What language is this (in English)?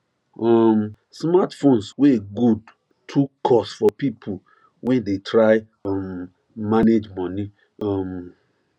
Nigerian Pidgin